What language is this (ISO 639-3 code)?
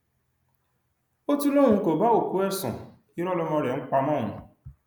yor